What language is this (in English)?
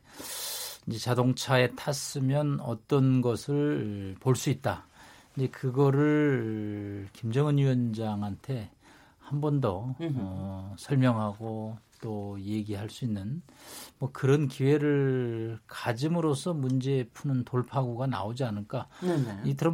Korean